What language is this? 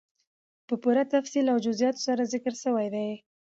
Pashto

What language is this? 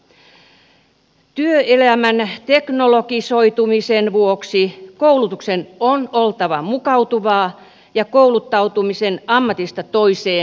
Finnish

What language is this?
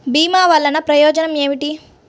Telugu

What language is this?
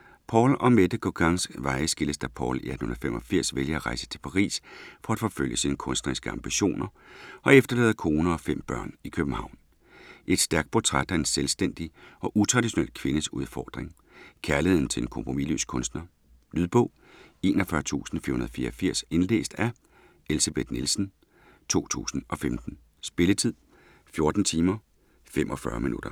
Danish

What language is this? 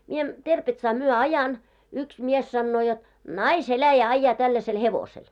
Finnish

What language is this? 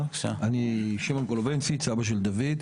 Hebrew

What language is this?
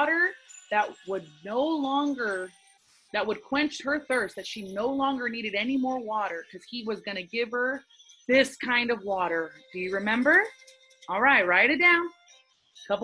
English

